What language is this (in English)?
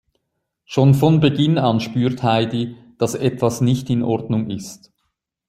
German